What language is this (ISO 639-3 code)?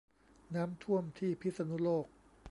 tha